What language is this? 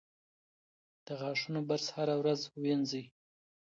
Pashto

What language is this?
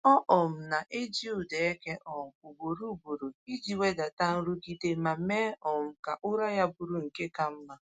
Igbo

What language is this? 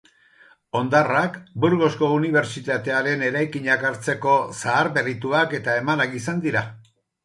Basque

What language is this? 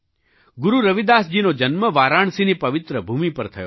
Gujarati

